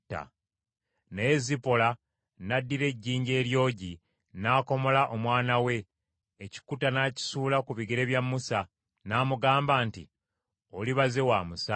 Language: Ganda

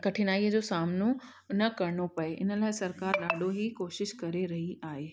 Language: Sindhi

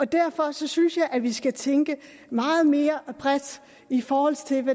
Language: Danish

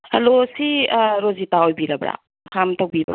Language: Manipuri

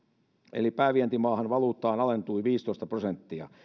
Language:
Finnish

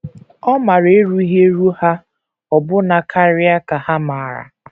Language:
Igbo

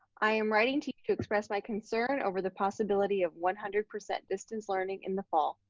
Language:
English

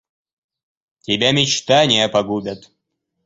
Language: Russian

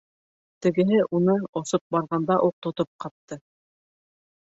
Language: Bashkir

